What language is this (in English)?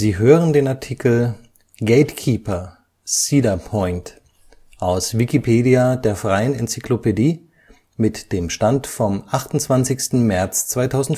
German